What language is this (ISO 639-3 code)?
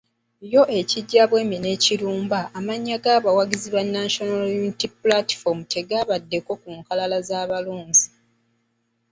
lug